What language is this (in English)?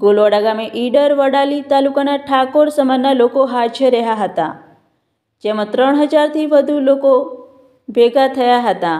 Gujarati